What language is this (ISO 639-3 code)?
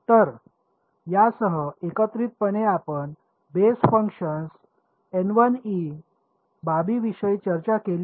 mar